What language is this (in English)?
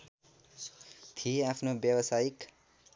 Nepali